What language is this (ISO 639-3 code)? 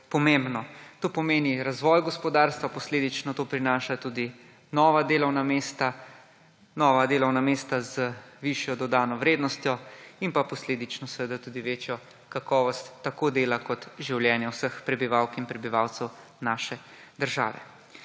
slv